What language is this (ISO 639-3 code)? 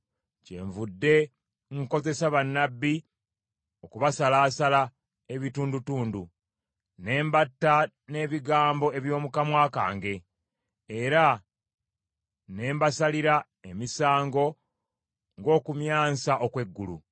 lug